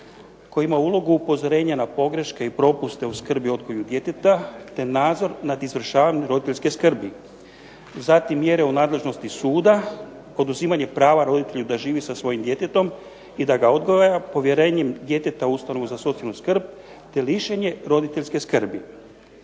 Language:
Croatian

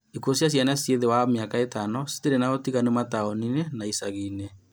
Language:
Kikuyu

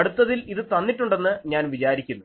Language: Malayalam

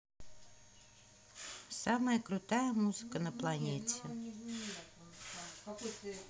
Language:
Russian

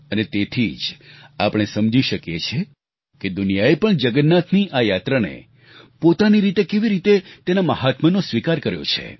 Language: Gujarati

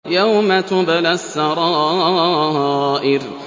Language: Arabic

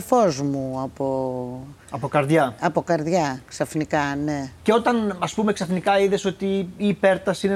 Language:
Greek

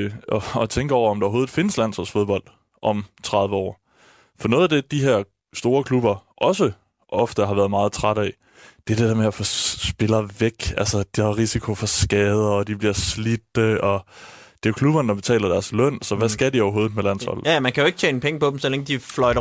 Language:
Danish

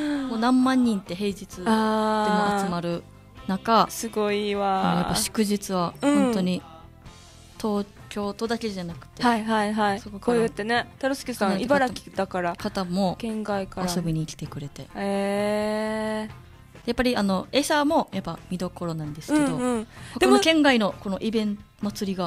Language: Japanese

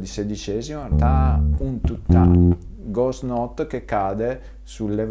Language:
Italian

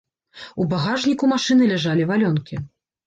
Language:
Belarusian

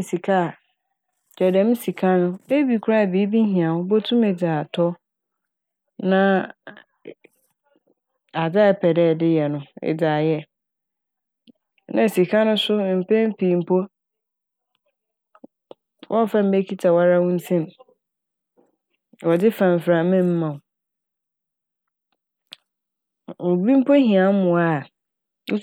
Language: Akan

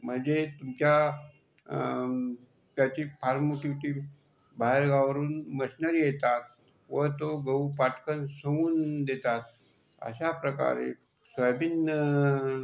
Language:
Marathi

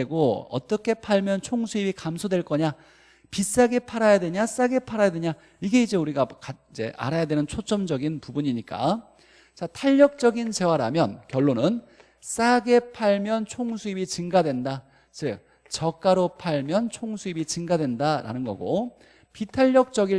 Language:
Korean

